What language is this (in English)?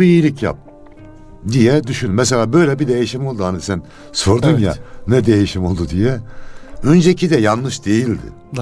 Turkish